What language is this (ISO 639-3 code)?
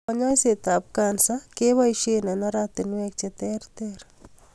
kln